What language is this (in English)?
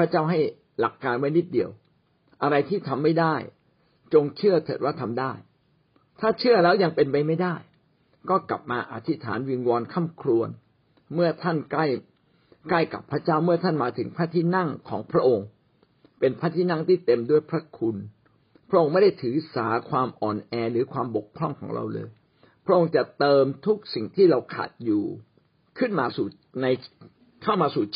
Thai